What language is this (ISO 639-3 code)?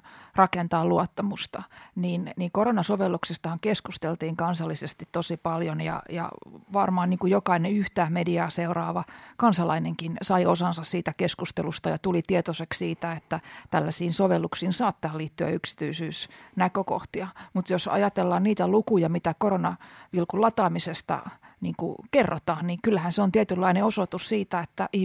fin